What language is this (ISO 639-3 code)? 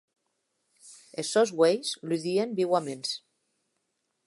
oci